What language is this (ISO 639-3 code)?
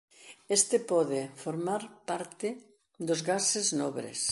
glg